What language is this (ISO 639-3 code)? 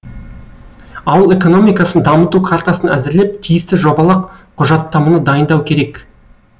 kaz